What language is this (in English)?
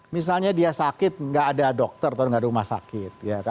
Indonesian